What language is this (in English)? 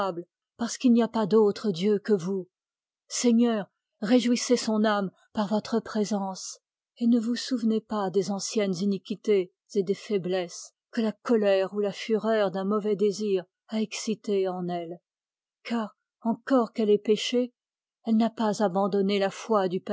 French